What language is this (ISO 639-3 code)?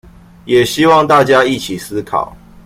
zho